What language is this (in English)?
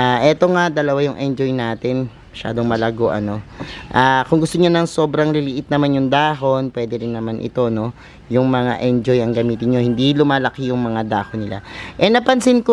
Filipino